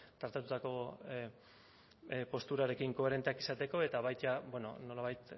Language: Basque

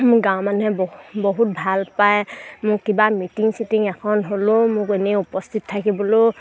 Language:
Assamese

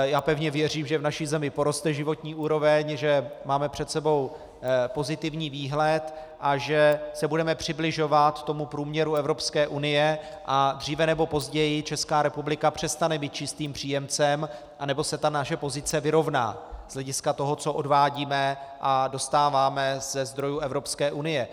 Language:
Czech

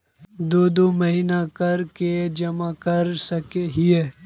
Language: Magahi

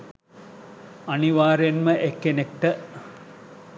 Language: Sinhala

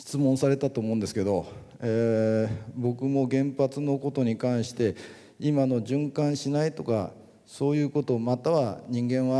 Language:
Japanese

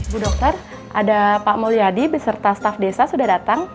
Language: Indonesian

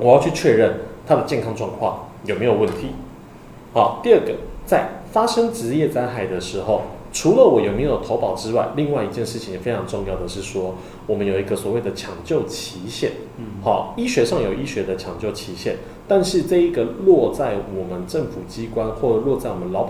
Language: Chinese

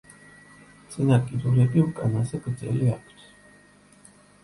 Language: Georgian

